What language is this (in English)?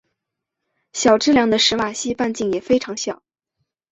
Chinese